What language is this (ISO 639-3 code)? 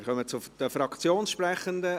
gsw